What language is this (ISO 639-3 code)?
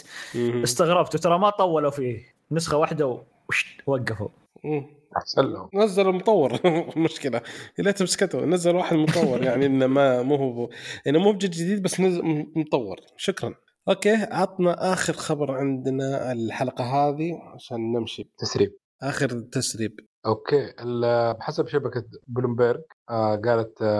ara